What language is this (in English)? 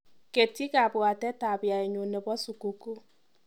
Kalenjin